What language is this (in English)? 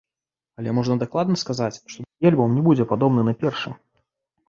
Belarusian